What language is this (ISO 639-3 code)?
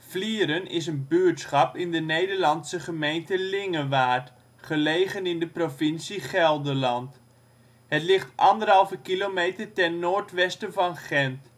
nld